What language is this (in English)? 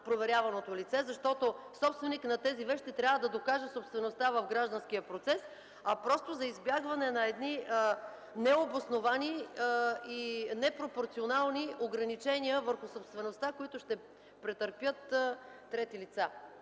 Bulgarian